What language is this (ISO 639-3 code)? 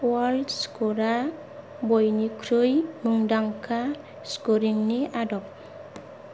brx